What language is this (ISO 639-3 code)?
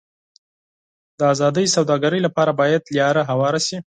pus